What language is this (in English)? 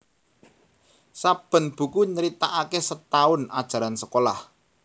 Javanese